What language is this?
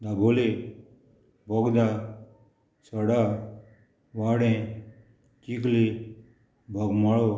Konkani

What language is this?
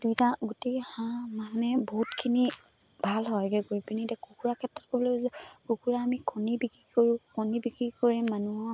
Assamese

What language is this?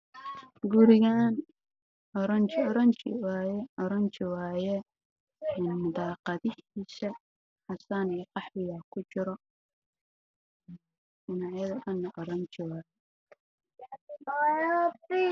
Somali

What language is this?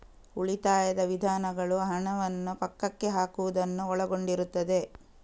Kannada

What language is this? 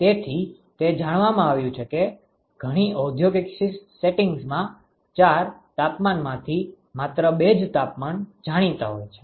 Gujarati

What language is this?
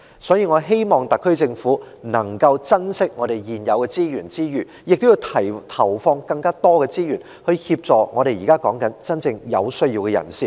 Cantonese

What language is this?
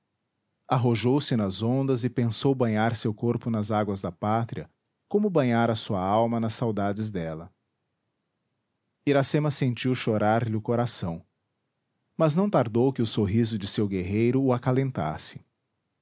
Portuguese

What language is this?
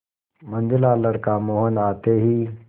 Hindi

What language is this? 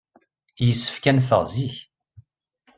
Kabyle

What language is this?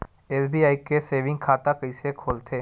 Chhattisgarhi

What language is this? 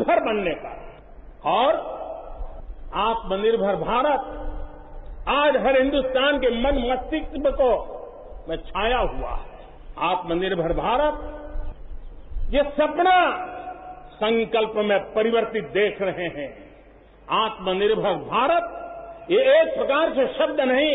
Gujarati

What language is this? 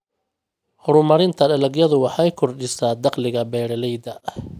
Somali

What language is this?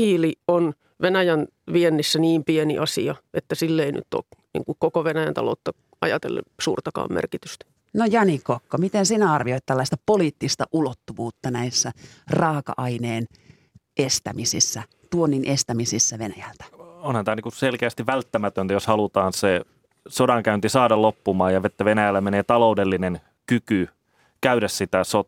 Finnish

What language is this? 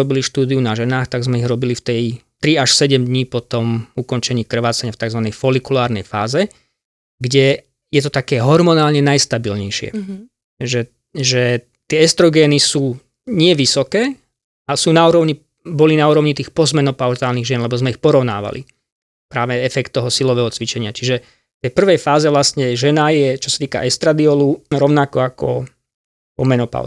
Slovak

